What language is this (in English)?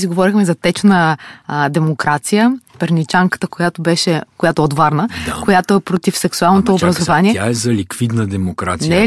Bulgarian